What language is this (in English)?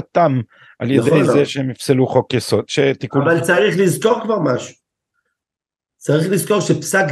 Hebrew